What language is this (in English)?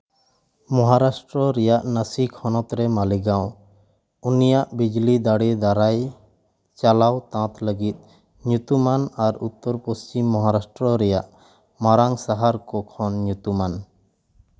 Santali